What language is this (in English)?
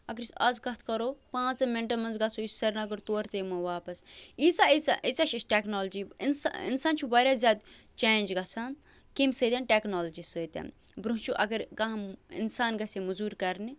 Kashmiri